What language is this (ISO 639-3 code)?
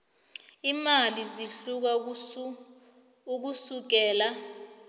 nbl